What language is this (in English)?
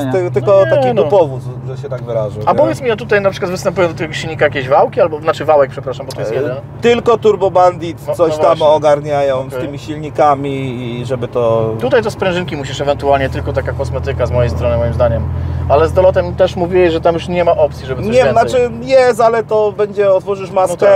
Polish